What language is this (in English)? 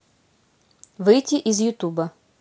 Russian